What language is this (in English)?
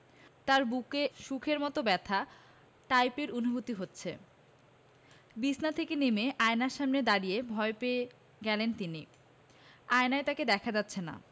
Bangla